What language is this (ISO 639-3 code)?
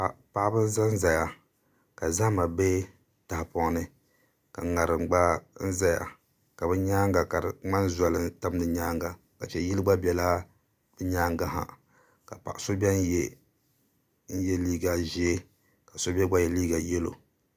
dag